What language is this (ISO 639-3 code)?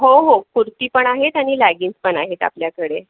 mar